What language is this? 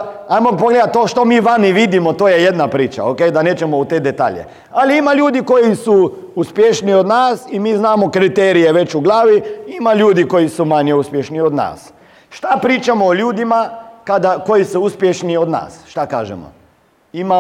Croatian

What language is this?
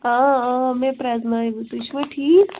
Kashmiri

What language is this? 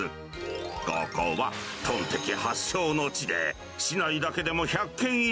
Japanese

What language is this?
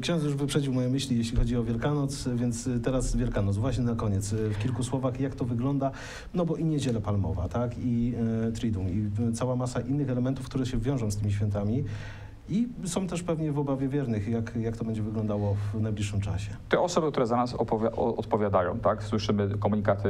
Polish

